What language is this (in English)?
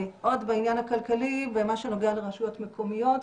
Hebrew